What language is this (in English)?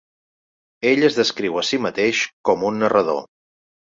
Catalan